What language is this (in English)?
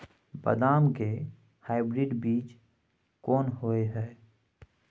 Maithili